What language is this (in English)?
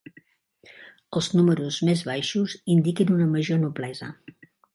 Catalan